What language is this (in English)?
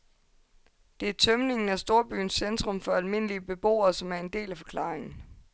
Danish